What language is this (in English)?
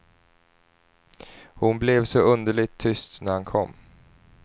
Swedish